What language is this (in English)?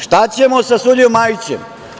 Serbian